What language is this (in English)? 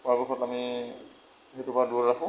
Assamese